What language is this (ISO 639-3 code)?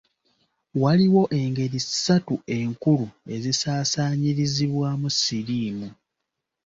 lug